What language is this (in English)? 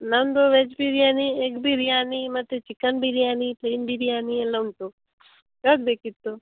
Kannada